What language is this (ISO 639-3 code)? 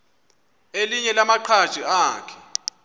xho